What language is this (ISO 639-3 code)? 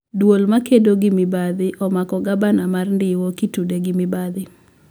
luo